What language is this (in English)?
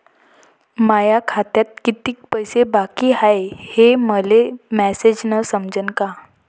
Marathi